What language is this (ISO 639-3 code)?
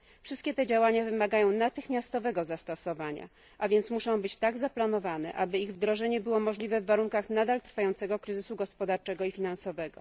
pol